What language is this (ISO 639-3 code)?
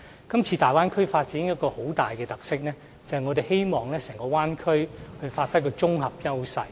yue